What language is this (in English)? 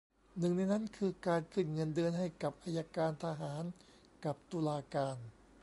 Thai